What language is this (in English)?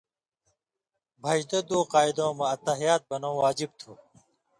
Indus Kohistani